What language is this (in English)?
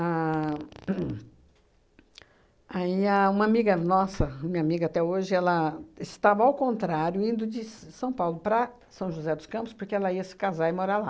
Portuguese